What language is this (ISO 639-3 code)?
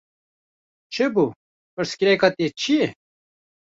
kur